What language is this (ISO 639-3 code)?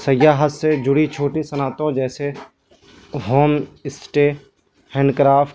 urd